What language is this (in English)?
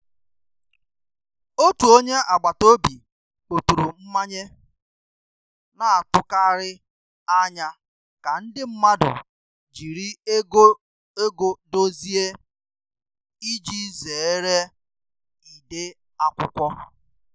Igbo